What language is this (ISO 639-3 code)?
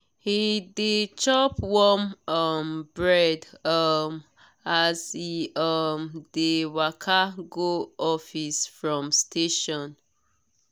pcm